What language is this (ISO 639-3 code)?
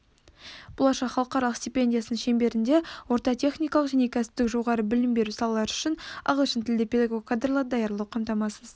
kaz